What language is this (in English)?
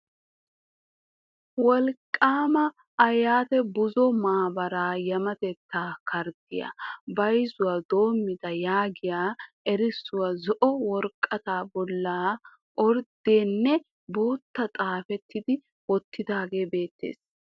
Wolaytta